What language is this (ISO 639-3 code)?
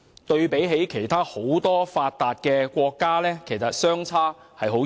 yue